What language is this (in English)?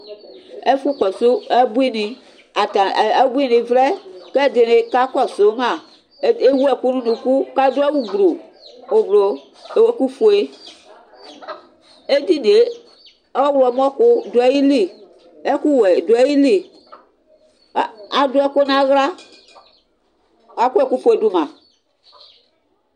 Ikposo